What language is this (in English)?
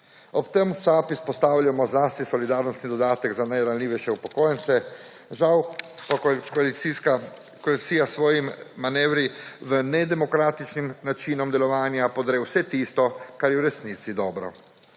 Slovenian